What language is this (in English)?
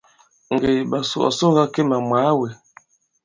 Bankon